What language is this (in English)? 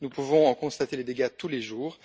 French